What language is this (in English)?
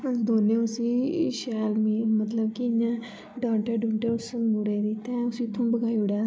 Dogri